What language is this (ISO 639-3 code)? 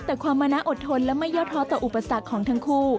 tha